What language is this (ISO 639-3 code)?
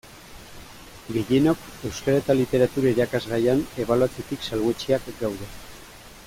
eus